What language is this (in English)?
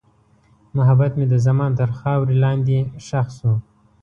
Pashto